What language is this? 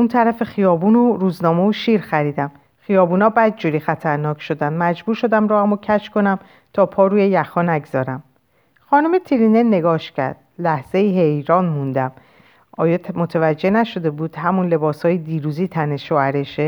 Persian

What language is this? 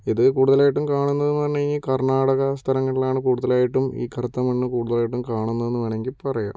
Malayalam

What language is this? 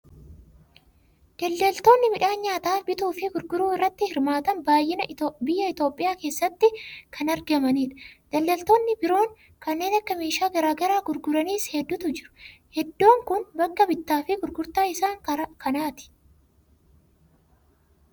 Oromo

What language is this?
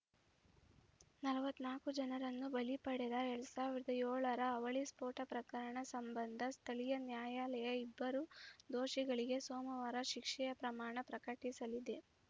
Kannada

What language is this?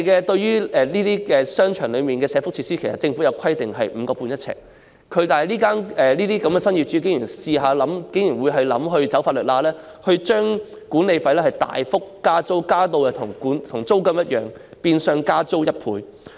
Cantonese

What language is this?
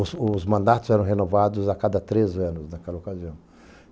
Portuguese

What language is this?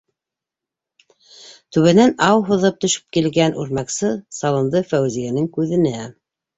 Bashkir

